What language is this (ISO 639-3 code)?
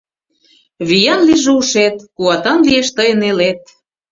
chm